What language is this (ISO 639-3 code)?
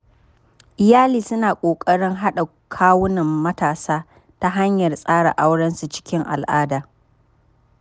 hau